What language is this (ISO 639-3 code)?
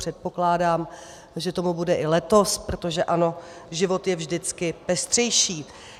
ces